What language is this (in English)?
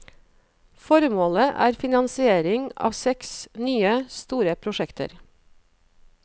Norwegian